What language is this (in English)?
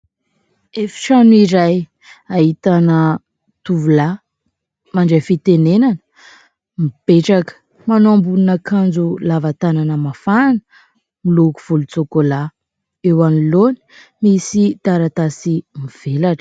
Malagasy